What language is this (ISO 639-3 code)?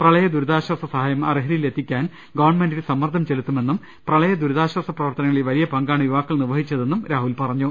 mal